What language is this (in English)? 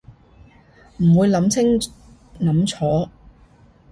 Cantonese